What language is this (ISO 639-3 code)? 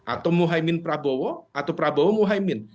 ind